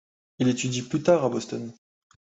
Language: French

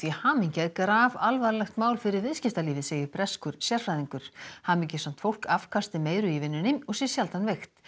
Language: Icelandic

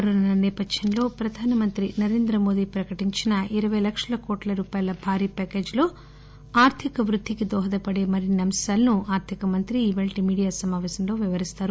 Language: Telugu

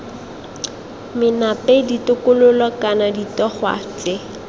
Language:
Tswana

